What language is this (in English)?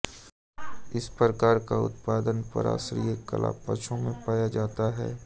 Hindi